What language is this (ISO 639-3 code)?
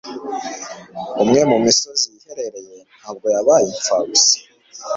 kin